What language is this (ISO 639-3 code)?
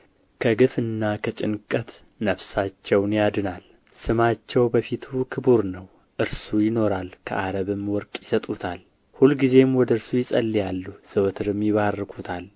amh